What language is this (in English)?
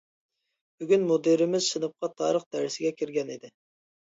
Uyghur